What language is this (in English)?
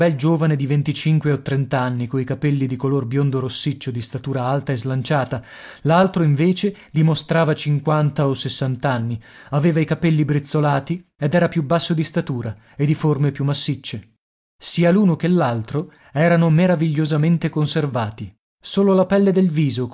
Italian